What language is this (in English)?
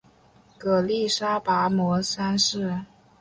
Chinese